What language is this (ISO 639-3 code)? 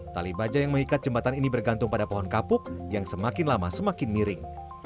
ind